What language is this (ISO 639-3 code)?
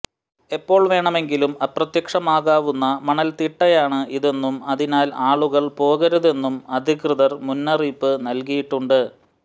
mal